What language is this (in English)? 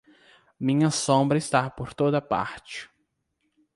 Portuguese